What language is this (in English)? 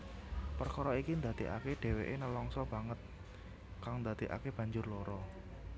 Javanese